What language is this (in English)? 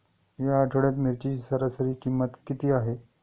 Marathi